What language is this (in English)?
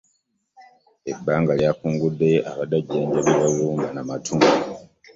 Ganda